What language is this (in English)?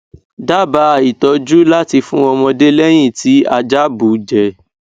Yoruba